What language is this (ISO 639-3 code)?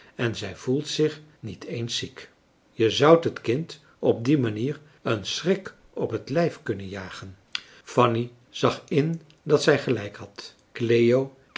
nld